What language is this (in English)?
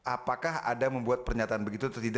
Indonesian